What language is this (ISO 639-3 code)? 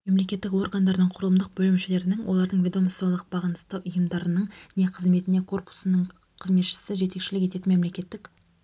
kaz